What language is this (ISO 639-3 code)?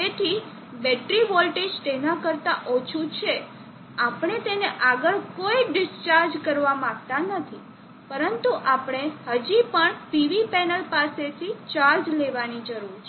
guj